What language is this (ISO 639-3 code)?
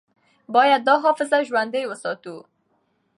pus